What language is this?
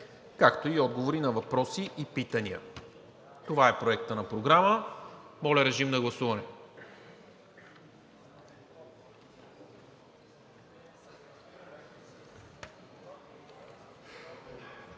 Bulgarian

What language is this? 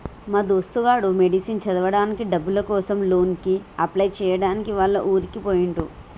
Telugu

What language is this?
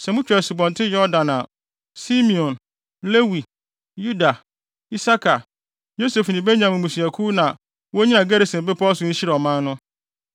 Akan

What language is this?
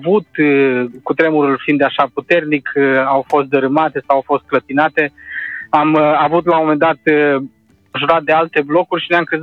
Romanian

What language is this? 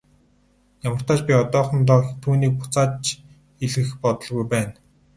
Mongolian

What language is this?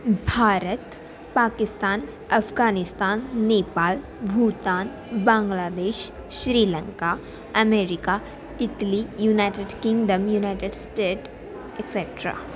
Sanskrit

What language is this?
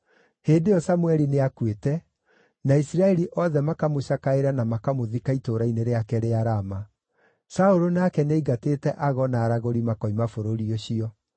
Kikuyu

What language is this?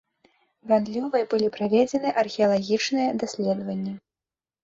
Belarusian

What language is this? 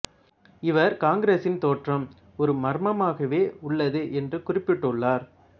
Tamil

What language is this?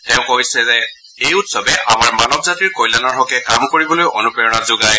Assamese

